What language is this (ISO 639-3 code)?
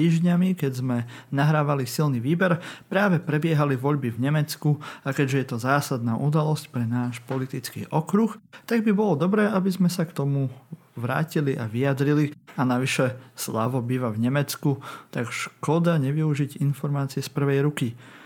slk